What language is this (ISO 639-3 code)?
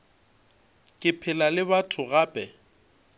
nso